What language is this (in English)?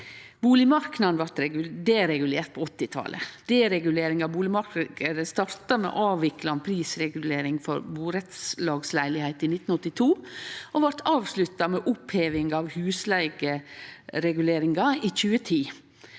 Norwegian